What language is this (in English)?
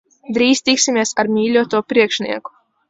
Latvian